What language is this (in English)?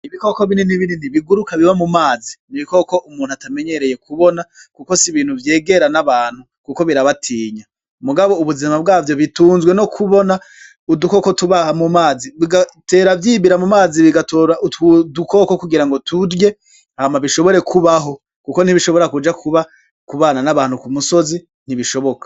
Rundi